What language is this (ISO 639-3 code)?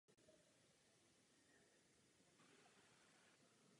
ces